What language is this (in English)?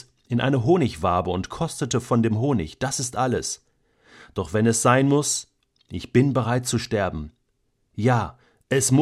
German